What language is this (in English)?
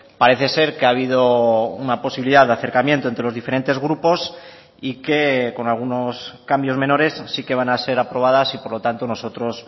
Spanish